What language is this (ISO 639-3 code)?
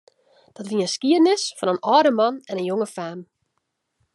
fry